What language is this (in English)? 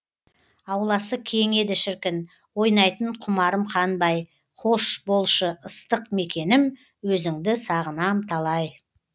Kazakh